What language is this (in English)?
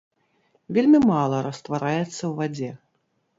Belarusian